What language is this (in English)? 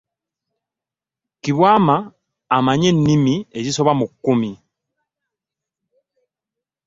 Ganda